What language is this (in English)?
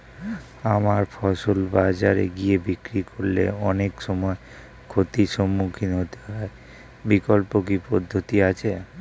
Bangla